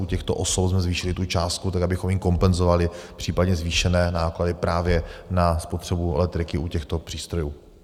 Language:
Czech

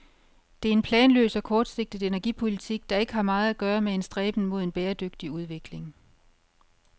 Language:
Danish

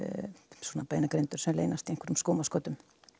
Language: Icelandic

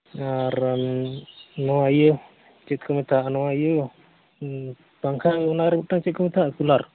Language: Santali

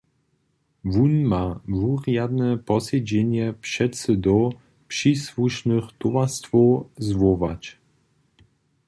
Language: Upper Sorbian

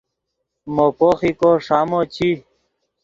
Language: Yidgha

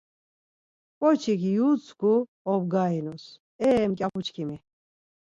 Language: Laz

